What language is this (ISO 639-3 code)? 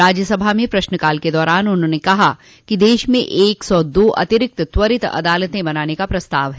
hin